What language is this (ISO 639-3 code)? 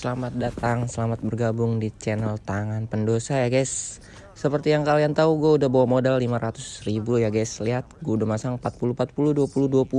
ind